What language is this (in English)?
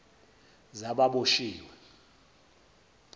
Zulu